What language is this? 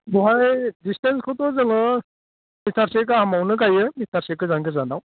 Bodo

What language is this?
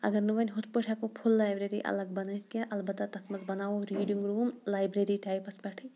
Kashmiri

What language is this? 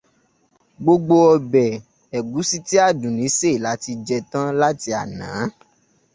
Yoruba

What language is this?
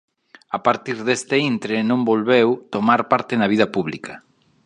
Galician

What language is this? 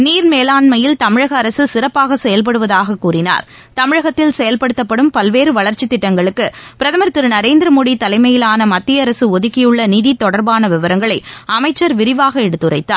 Tamil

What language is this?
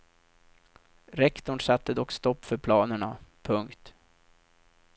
Swedish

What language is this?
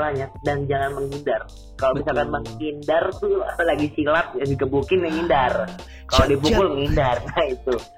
Indonesian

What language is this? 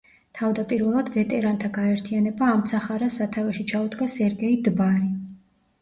Georgian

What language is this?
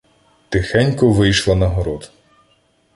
Ukrainian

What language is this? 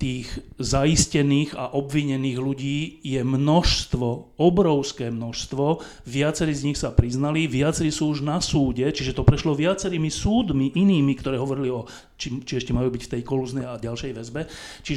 Slovak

